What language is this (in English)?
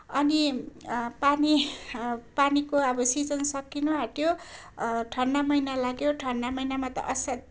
Nepali